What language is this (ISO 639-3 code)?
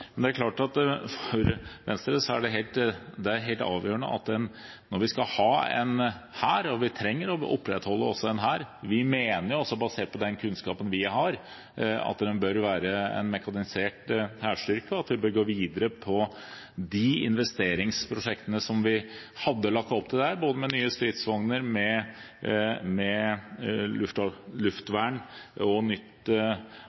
nob